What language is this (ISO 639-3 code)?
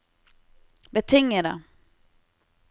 nor